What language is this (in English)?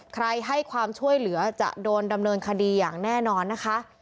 Thai